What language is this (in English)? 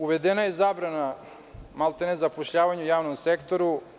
Serbian